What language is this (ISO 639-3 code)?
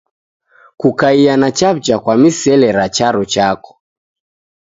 dav